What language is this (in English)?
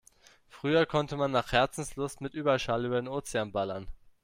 German